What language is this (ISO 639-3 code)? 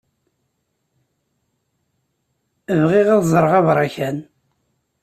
kab